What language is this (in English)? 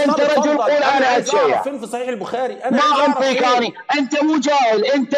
Arabic